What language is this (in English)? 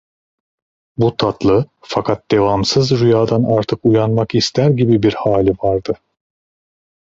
Turkish